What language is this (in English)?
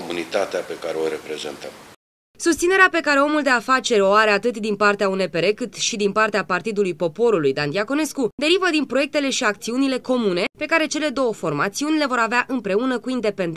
Romanian